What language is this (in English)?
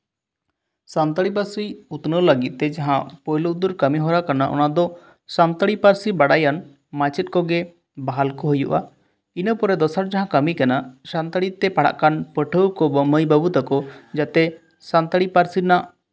Santali